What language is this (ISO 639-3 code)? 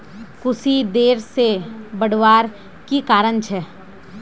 mag